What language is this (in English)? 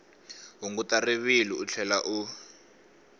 Tsonga